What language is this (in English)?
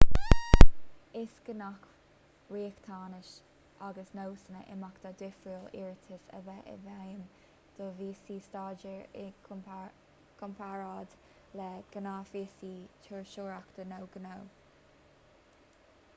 Irish